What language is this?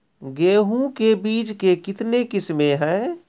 Maithili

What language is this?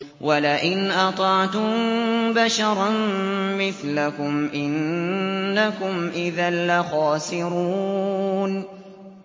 Arabic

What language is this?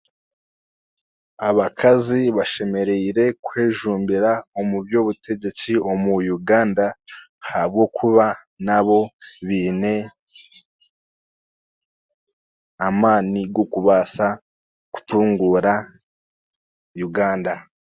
Chiga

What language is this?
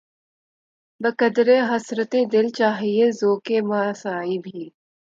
Urdu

